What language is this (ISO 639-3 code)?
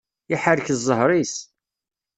kab